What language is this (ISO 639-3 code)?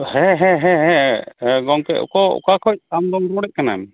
sat